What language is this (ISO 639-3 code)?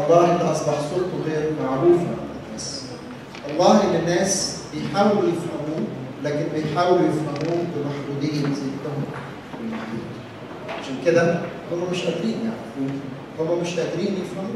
ara